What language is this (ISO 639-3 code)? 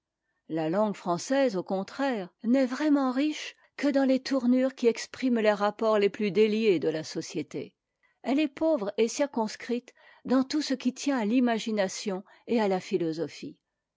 fra